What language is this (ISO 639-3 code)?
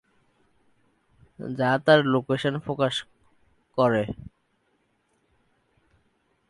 ben